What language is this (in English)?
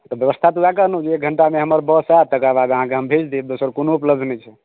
Maithili